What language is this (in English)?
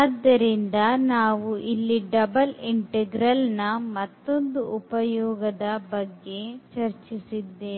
Kannada